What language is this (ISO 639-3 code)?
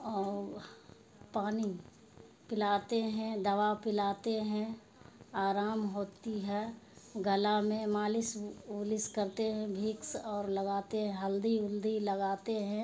urd